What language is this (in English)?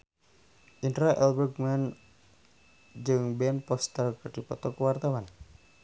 Sundanese